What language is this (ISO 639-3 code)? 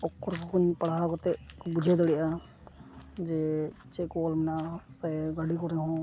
sat